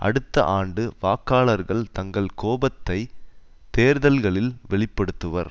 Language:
Tamil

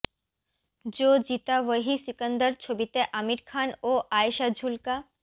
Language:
Bangla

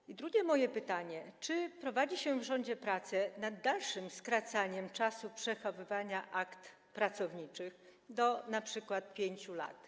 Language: Polish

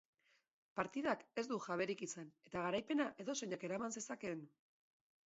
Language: Basque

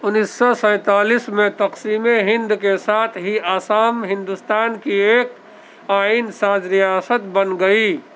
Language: Urdu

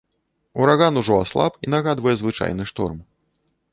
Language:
Belarusian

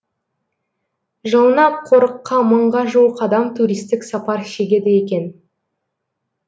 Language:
Kazakh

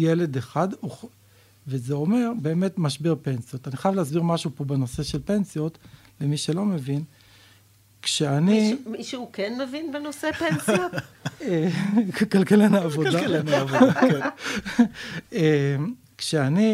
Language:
Hebrew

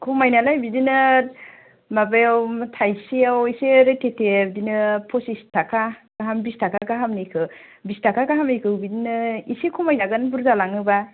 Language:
Bodo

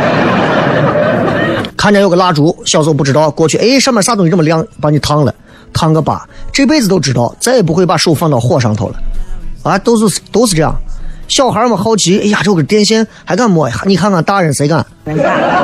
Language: Chinese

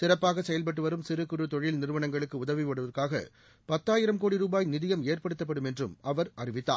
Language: Tamil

